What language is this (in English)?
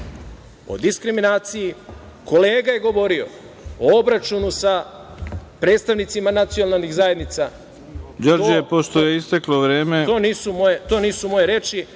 Serbian